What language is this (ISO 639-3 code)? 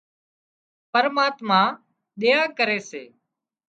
kxp